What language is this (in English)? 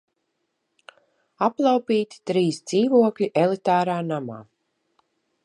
Latvian